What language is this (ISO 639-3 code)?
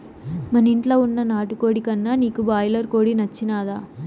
tel